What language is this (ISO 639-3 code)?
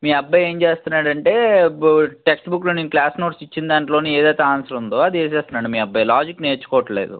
tel